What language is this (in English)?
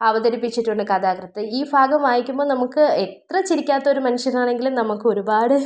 Malayalam